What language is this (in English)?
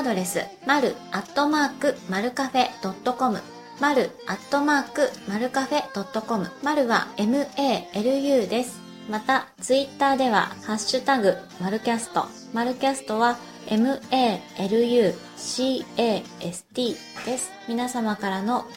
Japanese